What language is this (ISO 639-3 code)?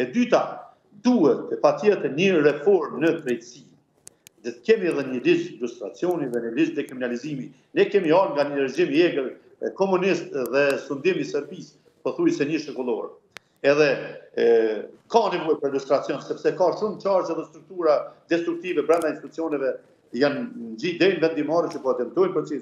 ron